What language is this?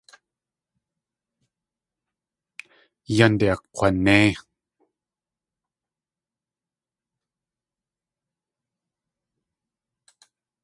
Tlingit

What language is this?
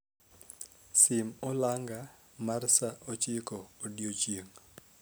Luo (Kenya and Tanzania)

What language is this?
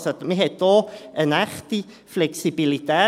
Swiss German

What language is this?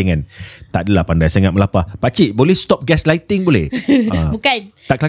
Malay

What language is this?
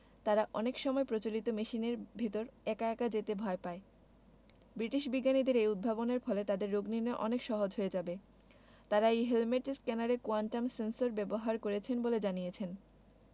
Bangla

